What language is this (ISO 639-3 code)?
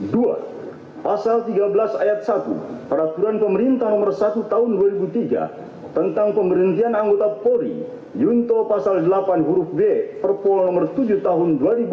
ind